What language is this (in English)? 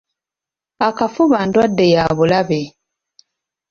Ganda